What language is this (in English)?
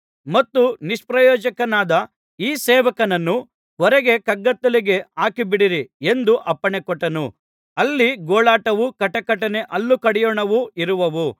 Kannada